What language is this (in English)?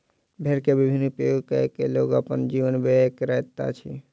Maithili